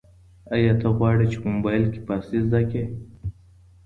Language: Pashto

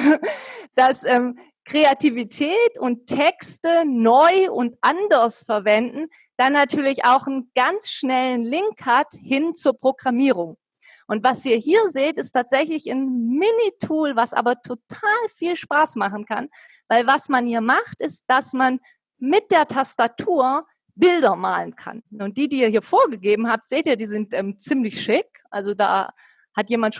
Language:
German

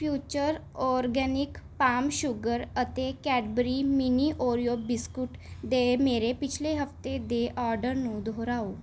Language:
Punjabi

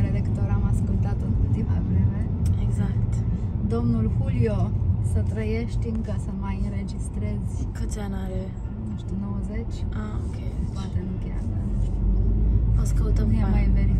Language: Romanian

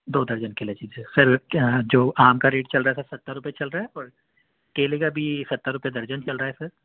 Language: Urdu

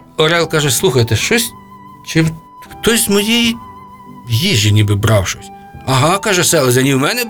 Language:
Ukrainian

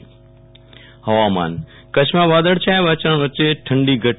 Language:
Gujarati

